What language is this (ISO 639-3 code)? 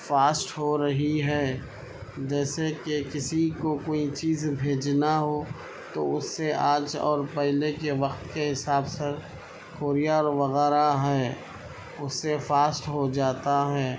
urd